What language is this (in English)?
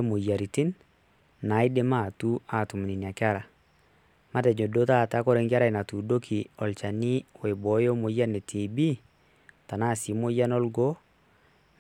Masai